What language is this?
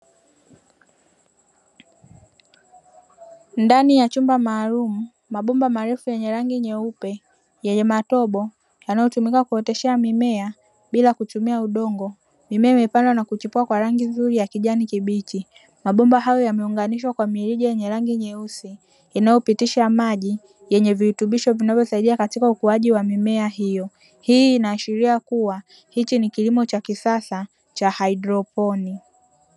Swahili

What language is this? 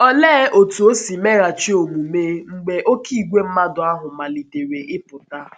Igbo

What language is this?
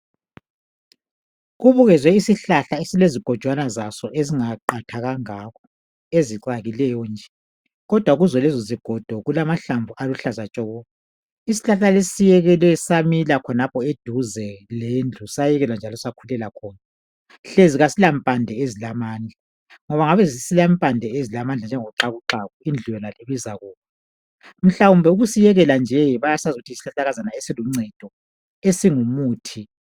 North Ndebele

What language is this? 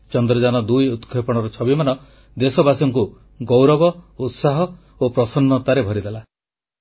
Odia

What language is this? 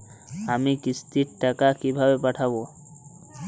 Bangla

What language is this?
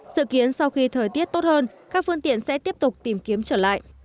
Vietnamese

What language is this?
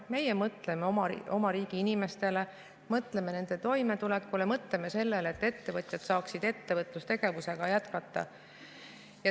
Estonian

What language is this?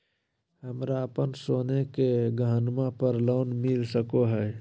Magahi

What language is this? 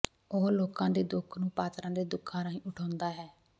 Punjabi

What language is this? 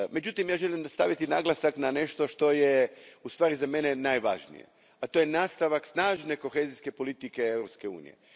Croatian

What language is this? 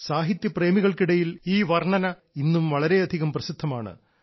Malayalam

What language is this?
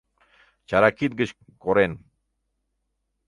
Mari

